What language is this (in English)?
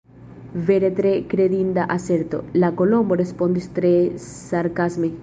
Esperanto